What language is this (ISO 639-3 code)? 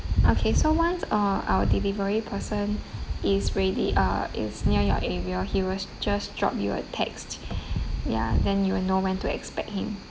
eng